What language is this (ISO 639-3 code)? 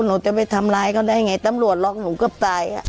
tha